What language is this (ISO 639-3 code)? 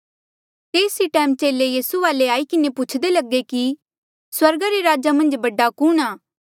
mjl